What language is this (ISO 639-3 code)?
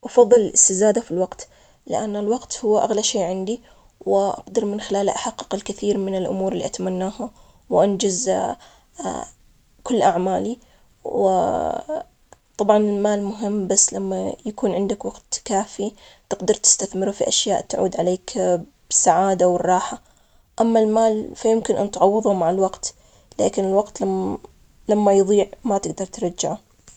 acx